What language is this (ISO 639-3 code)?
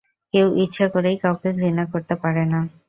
ben